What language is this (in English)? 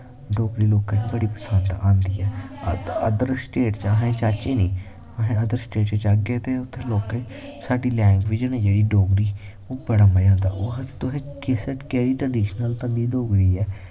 Dogri